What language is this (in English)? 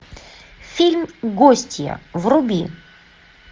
Russian